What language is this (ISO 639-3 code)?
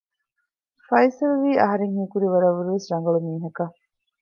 div